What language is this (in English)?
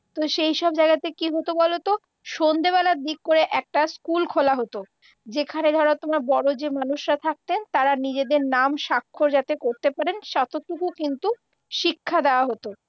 Bangla